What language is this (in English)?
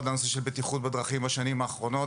Hebrew